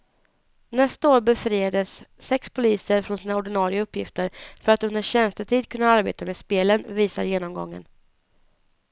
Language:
Swedish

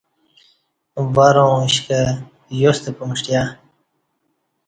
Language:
Kati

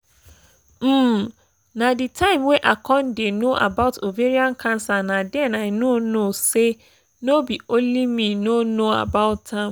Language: Nigerian Pidgin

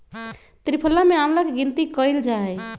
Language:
Magahi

